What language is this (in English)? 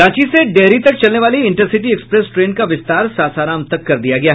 Hindi